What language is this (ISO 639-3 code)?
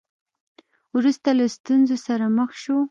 pus